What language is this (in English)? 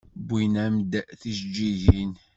Kabyle